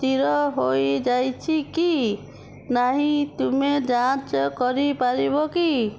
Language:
Odia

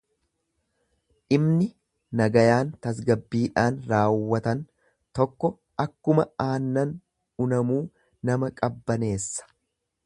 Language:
Oromo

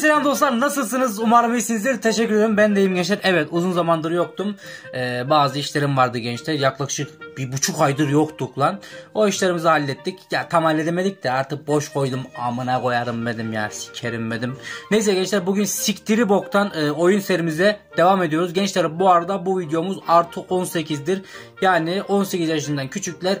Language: Turkish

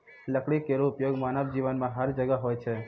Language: Maithili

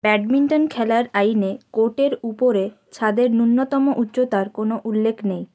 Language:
Bangla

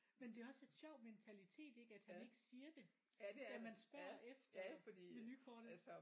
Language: Danish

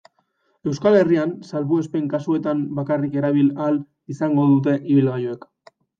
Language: Basque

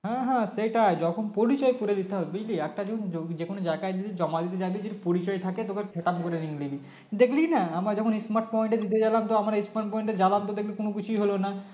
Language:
Bangla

